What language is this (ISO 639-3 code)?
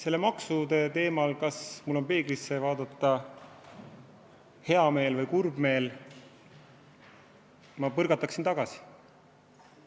est